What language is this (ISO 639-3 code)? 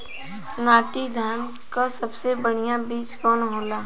bho